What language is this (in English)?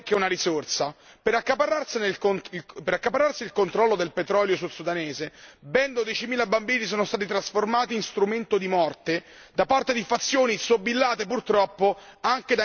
Italian